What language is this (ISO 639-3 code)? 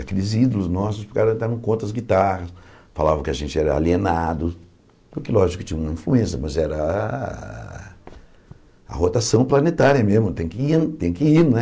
por